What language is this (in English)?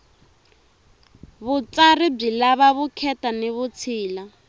Tsonga